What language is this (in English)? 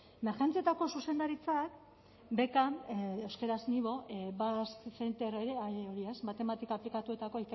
Basque